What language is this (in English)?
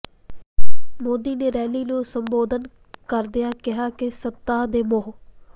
Punjabi